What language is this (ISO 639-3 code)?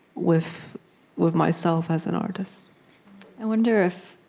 eng